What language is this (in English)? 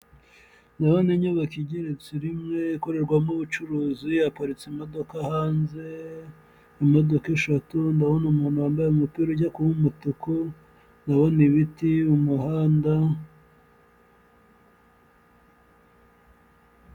Kinyarwanda